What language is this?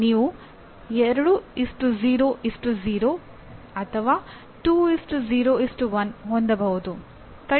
Kannada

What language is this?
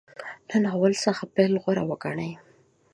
Pashto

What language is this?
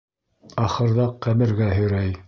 Bashkir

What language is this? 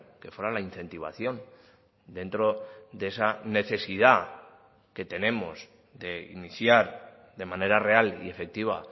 Spanish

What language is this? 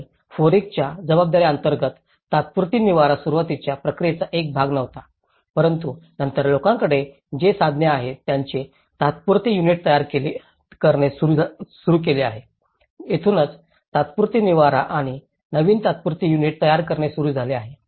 Marathi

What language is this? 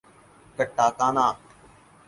Urdu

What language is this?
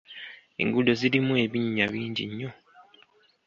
Ganda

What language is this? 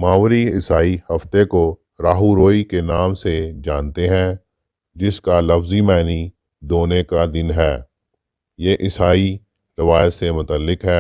Urdu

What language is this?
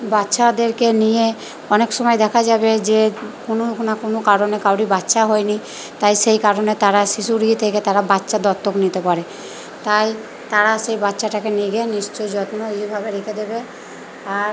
Bangla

